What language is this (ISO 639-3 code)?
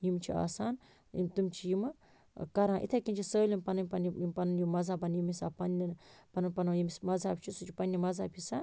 kas